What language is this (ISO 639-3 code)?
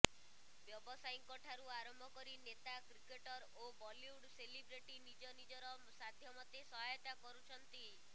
ori